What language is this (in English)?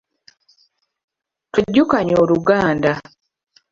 Ganda